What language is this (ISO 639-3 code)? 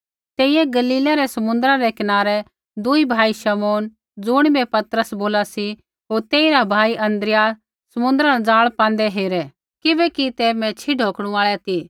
kfx